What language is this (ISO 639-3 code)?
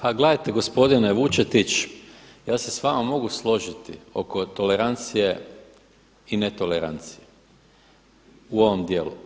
hrv